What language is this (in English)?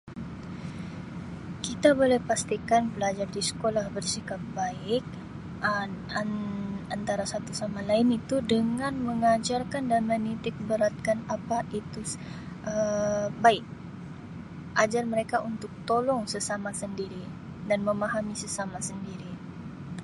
Sabah Malay